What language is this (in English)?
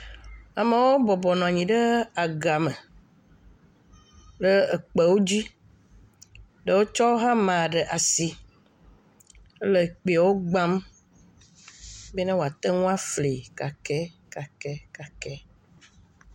Ewe